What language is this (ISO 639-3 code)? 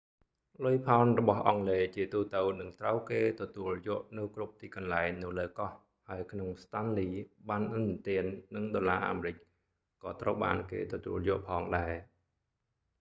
khm